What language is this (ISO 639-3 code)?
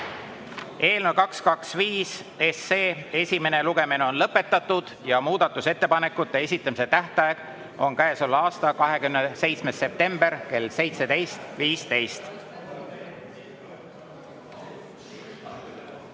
est